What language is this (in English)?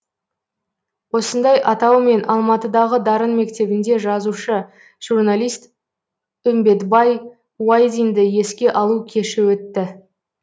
Kazakh